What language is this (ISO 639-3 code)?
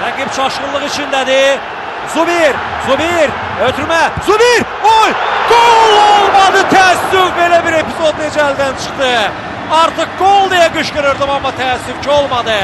tur